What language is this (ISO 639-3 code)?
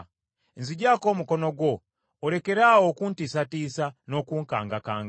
lug